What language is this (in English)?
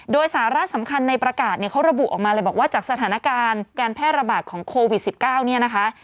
Thai